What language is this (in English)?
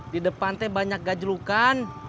Indonesian